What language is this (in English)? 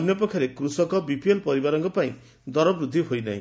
Odia